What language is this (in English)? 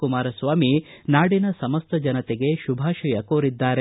Kannada